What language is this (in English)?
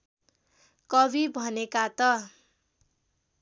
Nepali